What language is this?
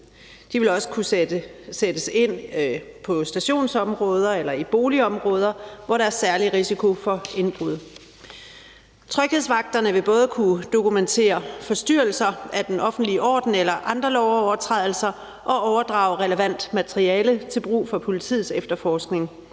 Danish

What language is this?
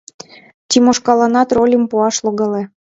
Mari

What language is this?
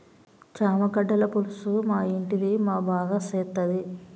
Telugu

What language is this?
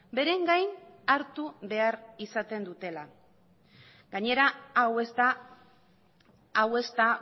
Basque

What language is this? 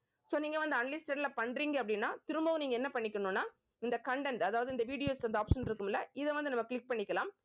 Tamil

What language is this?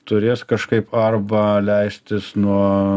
Lithuanian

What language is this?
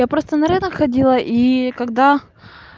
Russian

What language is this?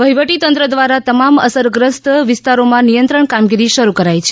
Gujarati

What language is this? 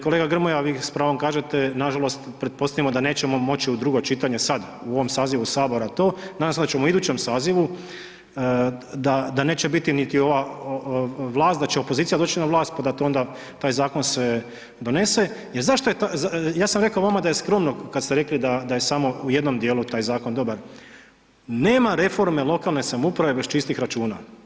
Croatian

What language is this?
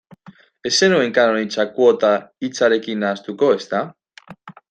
Basque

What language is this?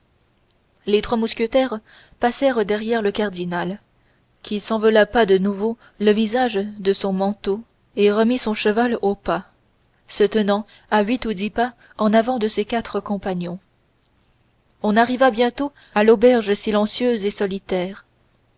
French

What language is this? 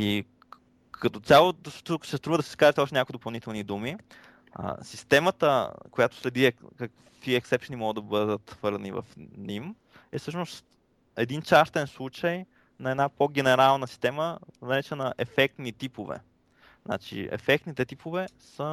Bulgarian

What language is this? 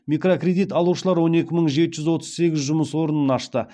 Kazakh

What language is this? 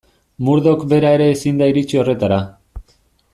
Basque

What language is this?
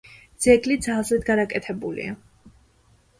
Georgian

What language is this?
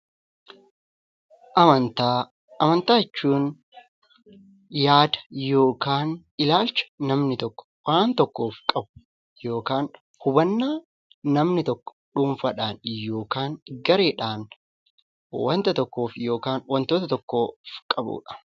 Oromo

